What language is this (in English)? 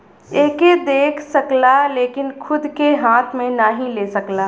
Bhojpuri